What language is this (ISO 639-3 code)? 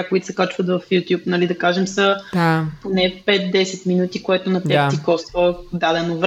bul